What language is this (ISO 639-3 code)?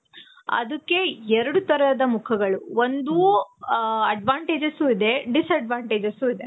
kan